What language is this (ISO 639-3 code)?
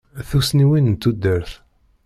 kab